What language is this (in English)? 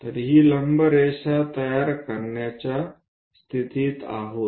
Marathi